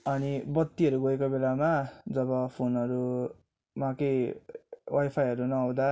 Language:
Nepali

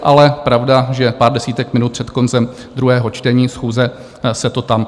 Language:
Czech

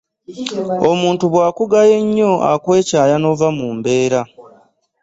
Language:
Ganda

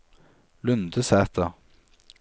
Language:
Norwegian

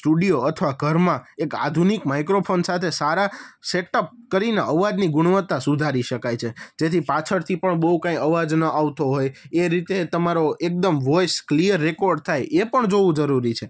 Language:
Gujarati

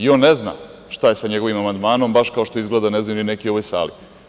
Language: Serbian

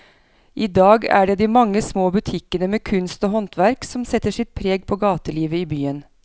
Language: Norwegian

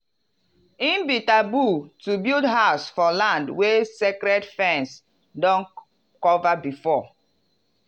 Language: Nigerian Pidgin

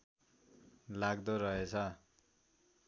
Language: Nepali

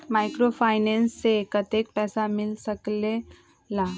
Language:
Magahi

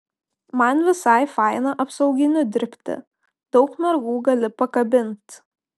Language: Lithuanian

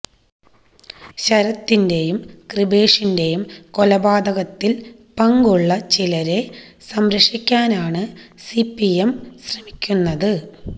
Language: Malayalam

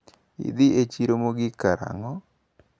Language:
Luo (Kenya and Tanzania)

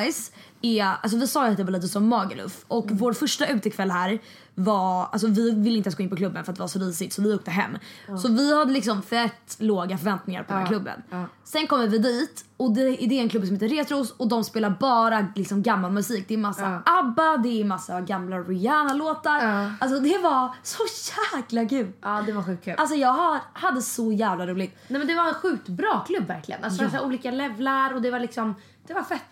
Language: Swedish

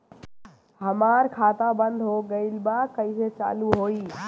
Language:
Bhojpuri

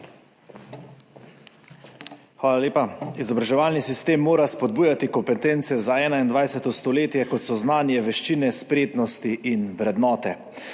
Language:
Slovenian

